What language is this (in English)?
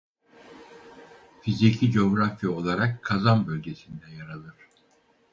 Turkish